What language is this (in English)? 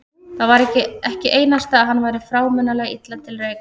Icelandic